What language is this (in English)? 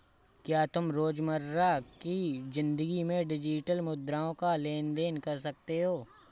Hindi